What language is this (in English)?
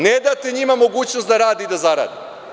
Serbian